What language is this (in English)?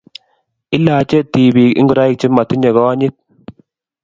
Kalenjin